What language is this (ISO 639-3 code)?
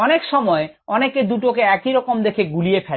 ben